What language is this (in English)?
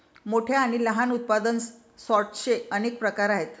Marathi